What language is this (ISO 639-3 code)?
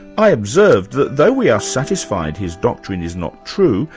eng